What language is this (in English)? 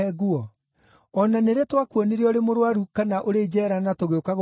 Kikuyu